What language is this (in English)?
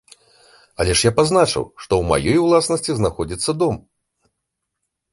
Belarusian